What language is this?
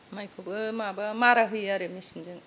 Bodo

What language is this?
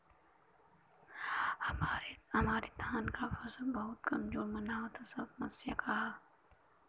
Bhojpuri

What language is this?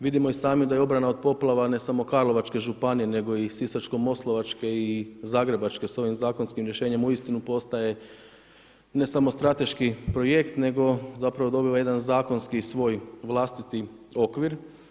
Croatian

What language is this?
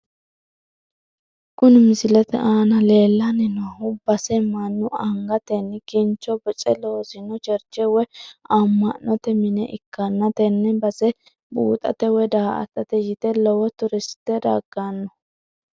Sidamo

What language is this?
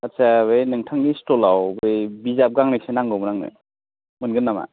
Bodo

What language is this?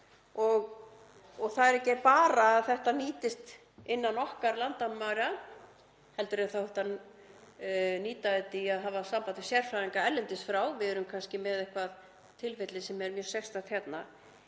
Icelandic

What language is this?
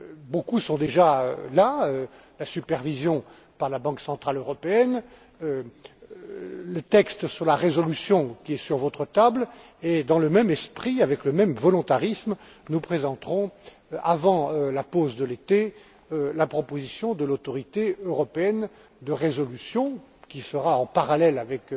French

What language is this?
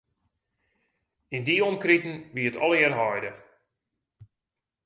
Western Frisian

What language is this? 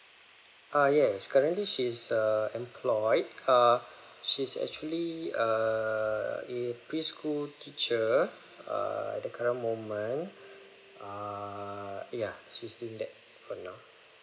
English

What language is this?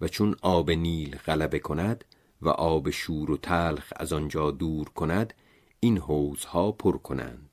Persian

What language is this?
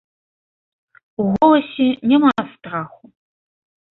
Belarusian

